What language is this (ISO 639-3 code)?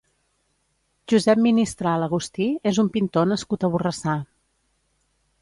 cat